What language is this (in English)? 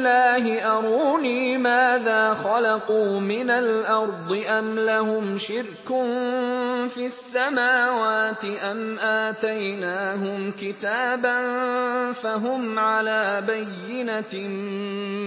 Arabic